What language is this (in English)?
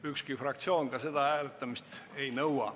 Estonian